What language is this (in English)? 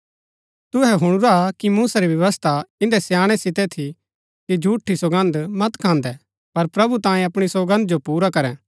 Gaddi